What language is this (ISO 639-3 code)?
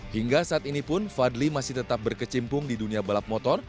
ind